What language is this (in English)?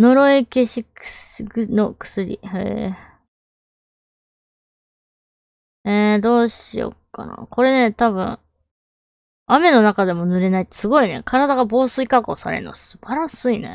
Japanese